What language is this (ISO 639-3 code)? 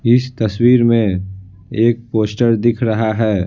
hin